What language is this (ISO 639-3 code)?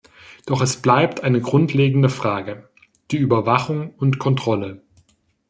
deu